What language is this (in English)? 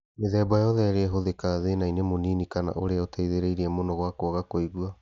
Kikuyu